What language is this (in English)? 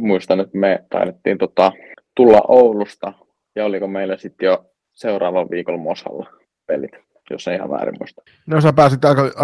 Finnish